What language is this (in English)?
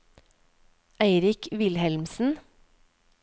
Norwegian